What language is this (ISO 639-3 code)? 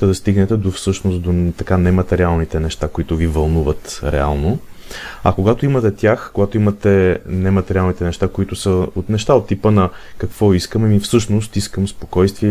bul